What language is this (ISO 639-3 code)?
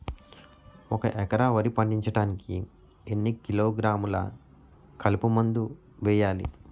tel